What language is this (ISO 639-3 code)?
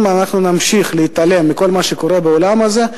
heb